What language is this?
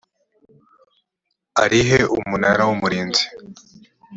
Kinyarwanda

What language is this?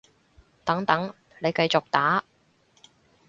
Cantonese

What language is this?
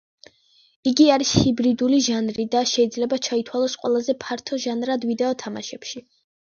Georgian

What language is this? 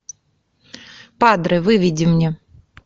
Russian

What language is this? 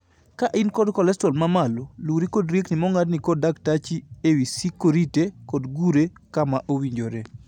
Luo (Kenya and Tanzania)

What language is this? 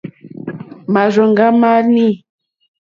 Mokpwe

